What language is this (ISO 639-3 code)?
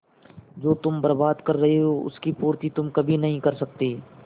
hin